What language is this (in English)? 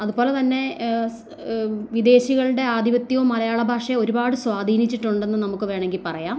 Malayalam